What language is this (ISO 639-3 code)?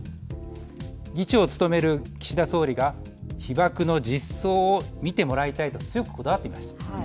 jpn